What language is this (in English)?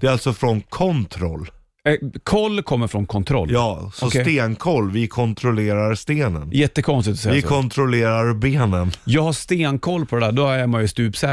Swedish